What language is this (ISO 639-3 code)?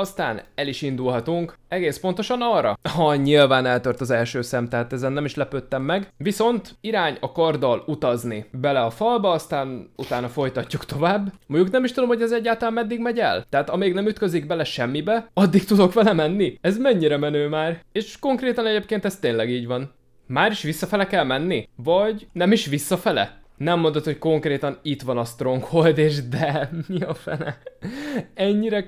hun